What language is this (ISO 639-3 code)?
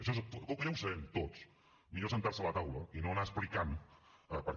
cat